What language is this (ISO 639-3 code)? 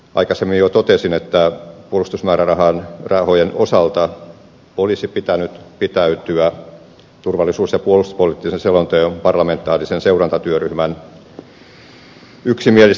fin